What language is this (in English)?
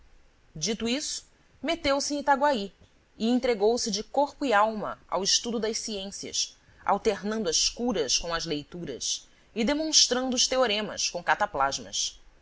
Portuguese